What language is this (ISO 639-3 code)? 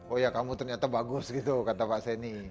ind